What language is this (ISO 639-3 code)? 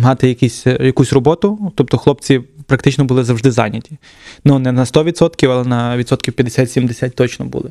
ukr